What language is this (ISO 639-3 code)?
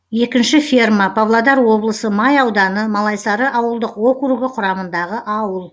kaz